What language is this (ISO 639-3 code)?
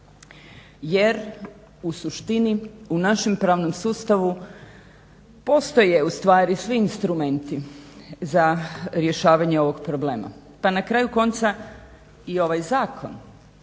hrv